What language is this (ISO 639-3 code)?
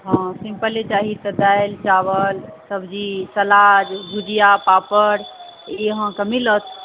mai